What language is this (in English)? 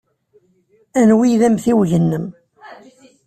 Kabyle